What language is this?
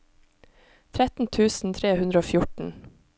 Norwegian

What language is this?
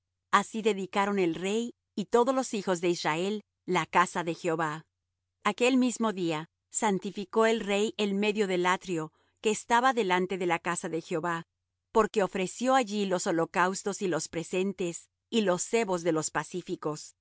Spanish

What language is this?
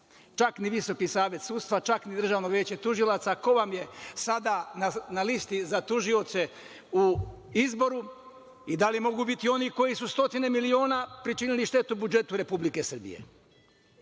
Serbian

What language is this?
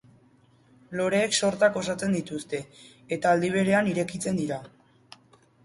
Basque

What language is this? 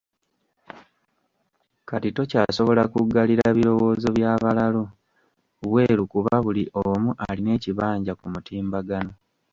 Ganda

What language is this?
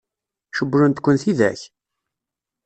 Kabyle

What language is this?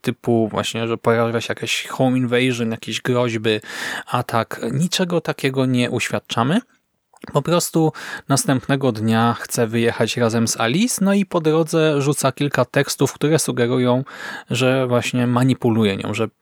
Polish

